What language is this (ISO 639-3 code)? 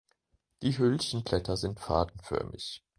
deu